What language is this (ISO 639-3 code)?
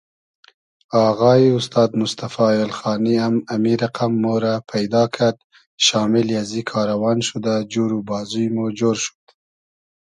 haz